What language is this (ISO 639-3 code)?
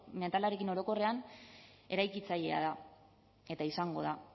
eus